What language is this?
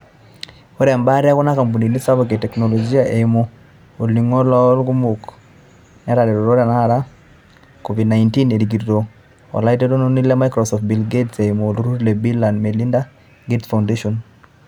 Masai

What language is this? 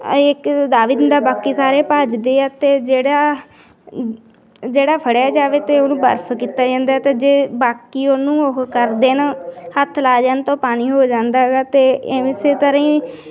Punjabi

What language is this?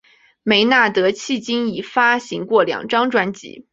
Chinese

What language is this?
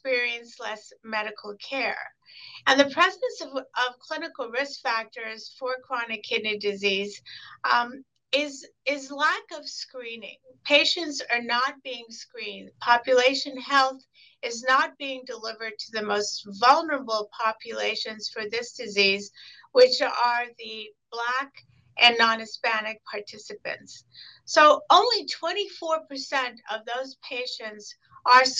English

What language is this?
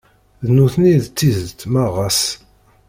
Kabyle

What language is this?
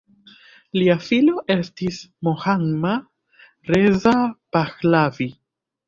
Esperanto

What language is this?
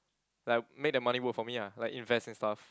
English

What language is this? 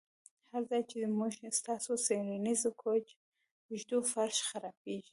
Pashto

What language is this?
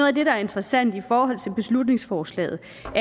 Danish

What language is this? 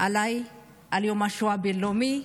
Hebrew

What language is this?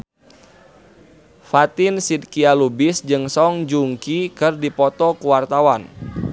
Sundanese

